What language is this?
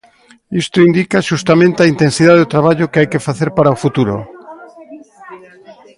Galician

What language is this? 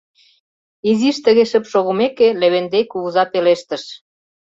Mari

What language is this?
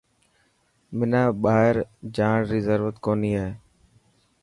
Dhatki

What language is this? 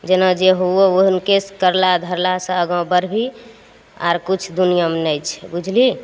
Maithili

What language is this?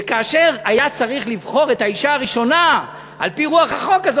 Hebrew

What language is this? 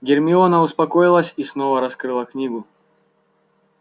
Russian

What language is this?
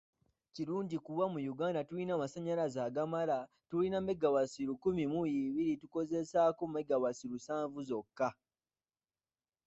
Ganda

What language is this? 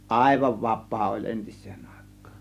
Finnish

